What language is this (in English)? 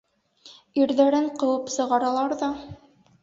Bashkir